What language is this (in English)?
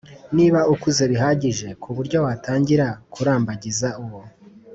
Kinyarwanda